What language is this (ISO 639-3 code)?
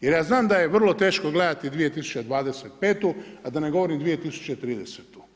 hrv